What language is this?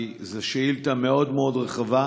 Hebrew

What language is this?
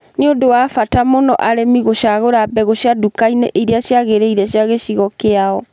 Kikuyu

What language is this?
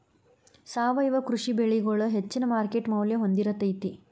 Kannada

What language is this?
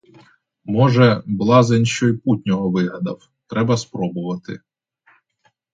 Ukrainian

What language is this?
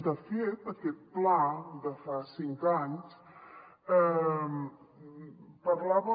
Catalan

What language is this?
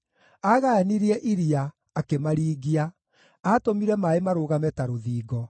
Kikuyu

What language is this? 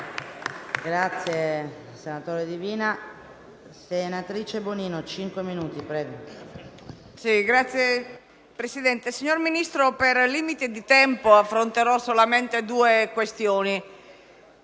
Italian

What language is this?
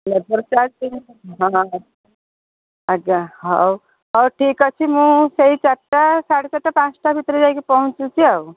Odia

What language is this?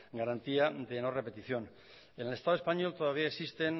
Spanish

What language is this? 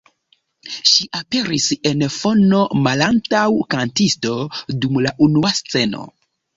Esperanto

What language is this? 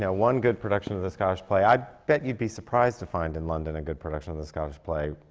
English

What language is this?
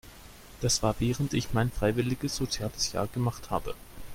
German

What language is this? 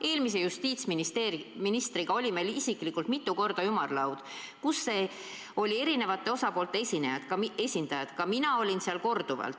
Estonian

